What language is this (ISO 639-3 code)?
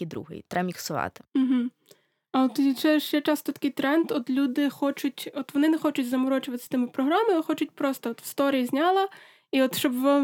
ukr